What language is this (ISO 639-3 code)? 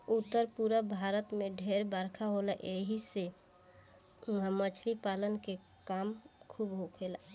bho